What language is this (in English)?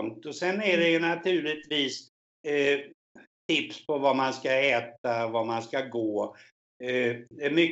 Swedish